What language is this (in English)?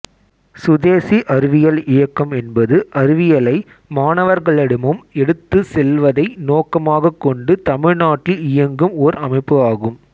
Tamil